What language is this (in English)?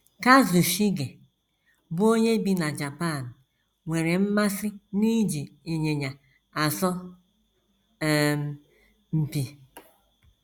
Igbo